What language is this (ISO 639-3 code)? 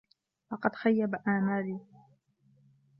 ara